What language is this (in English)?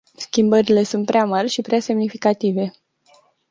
Romanian